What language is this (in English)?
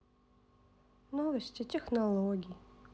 Russian